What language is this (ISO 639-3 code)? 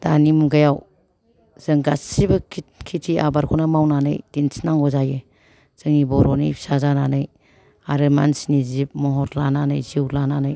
brx